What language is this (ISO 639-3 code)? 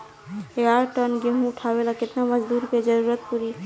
bho